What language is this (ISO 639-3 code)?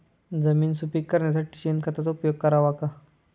mar